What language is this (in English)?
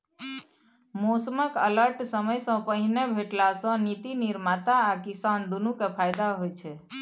Maithili